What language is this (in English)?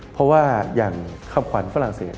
Thai